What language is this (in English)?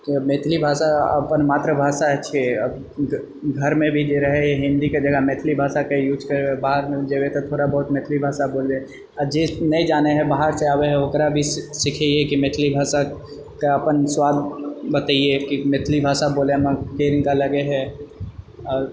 Maithili